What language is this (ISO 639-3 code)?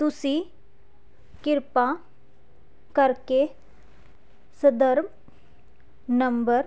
pan